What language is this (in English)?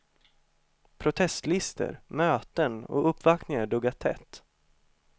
Swedish